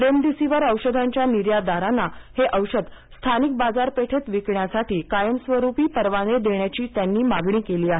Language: Marathi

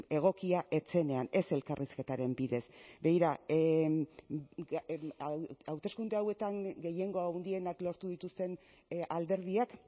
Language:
Basque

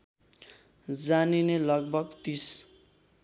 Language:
Nepali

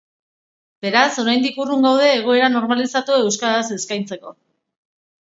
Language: Basque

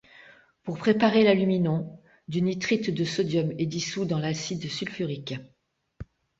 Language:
French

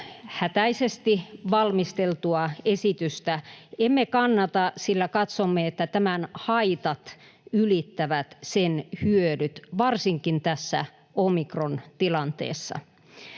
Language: Finnish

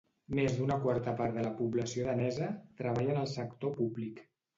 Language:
Catalan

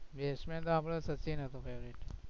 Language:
Gujarati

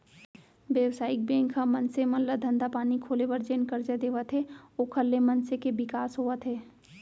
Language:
Chhattisgarhi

